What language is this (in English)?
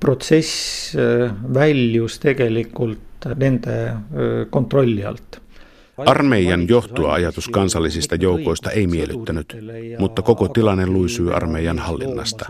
Finnish